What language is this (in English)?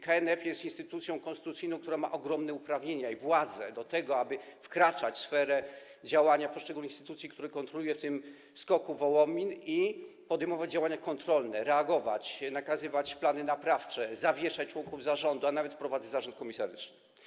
Polish